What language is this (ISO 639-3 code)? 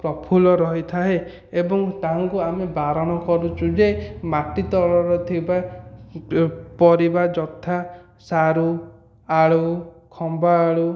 ori